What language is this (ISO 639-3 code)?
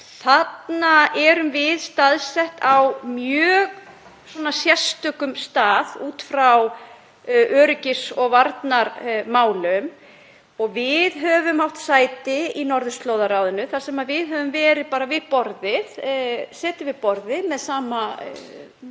isl